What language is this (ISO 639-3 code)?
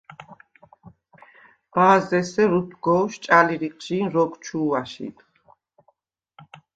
sva